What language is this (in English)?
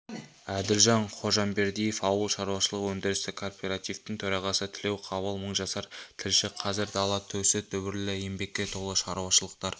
Kazakh